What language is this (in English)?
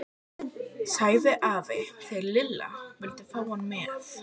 Icelandic